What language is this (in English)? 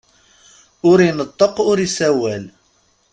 Kabyle